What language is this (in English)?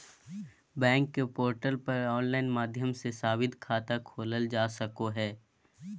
Magahi